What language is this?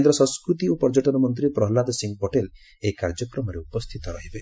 Odia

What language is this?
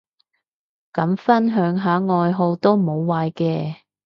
Cantonese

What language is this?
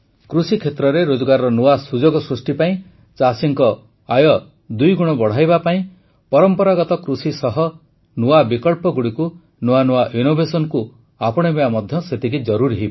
Odia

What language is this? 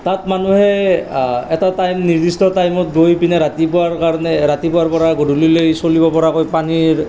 Assamese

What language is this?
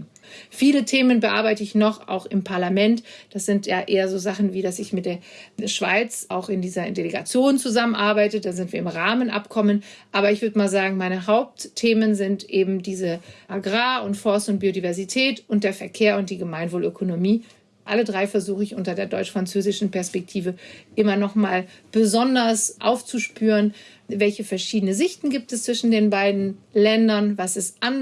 German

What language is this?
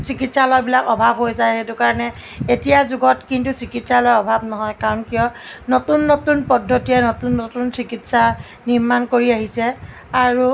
Assamese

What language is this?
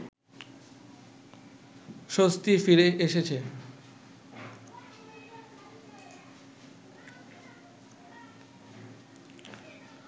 Bangla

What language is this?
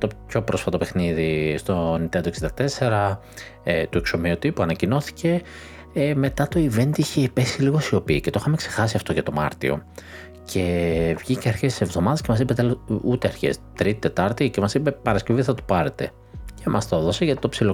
Greek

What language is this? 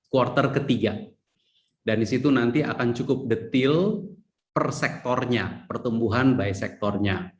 Indonesian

